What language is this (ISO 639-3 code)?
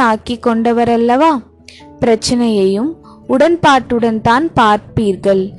tam